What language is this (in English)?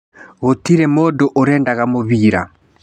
Kikuyu